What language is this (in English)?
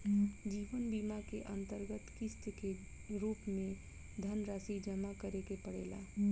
Bhojpuri